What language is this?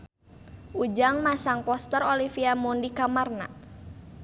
Sundanese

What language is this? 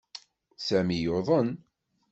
Kabyle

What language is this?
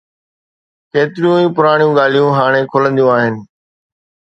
Sindhi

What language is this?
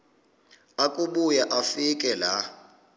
Xhosa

